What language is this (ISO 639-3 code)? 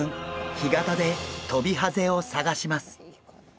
jpn